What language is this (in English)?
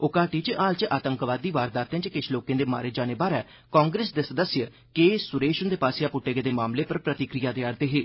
Dogri